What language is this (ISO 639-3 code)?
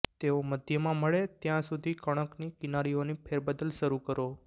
guj